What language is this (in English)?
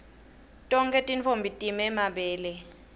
Swati